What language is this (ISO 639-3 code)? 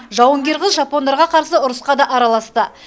kaz